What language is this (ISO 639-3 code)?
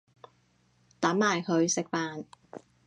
yue